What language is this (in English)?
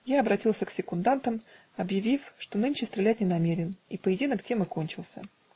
Russian